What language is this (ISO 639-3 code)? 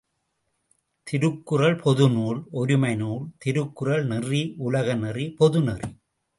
tam